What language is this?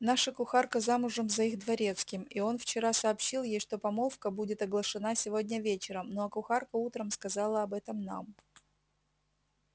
Russian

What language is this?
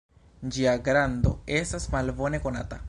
Esperanto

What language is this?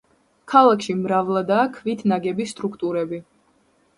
Georgian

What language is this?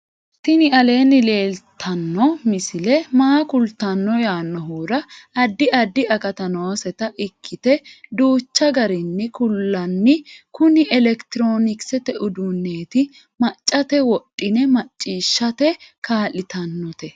Sidamo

